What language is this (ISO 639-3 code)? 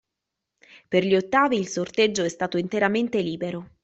ita